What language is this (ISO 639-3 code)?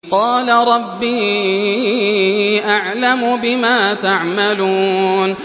ara